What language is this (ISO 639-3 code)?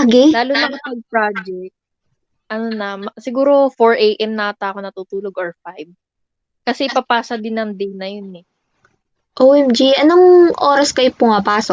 fil